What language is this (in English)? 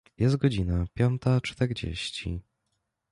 Polish